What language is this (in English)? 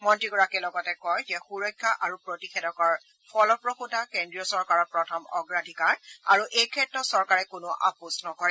Assamese